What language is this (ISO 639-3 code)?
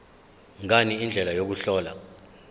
zul